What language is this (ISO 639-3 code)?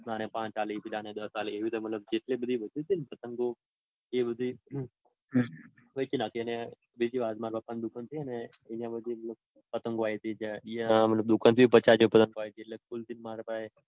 guj